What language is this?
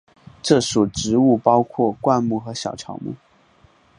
Chinese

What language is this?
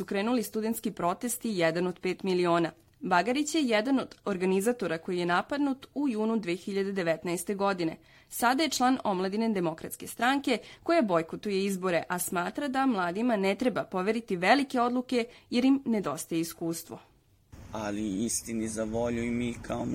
Croatian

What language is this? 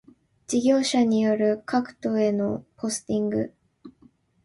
Japanese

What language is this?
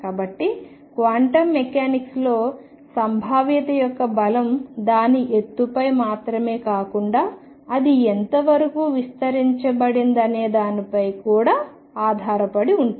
Telugu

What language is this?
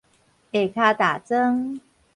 Min Nan Chinese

